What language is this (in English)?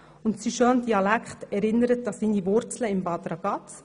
Swiss German